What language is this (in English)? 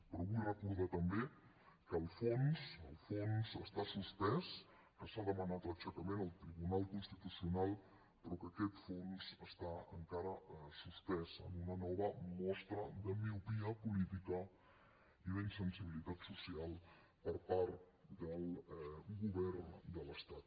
Catalan